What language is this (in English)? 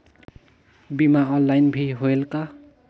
Chhattisgarhi